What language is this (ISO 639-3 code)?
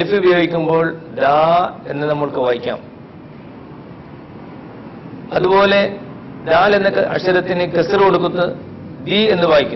ara